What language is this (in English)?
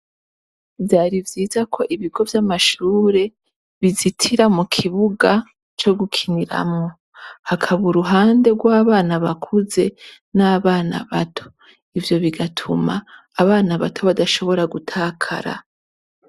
Rundi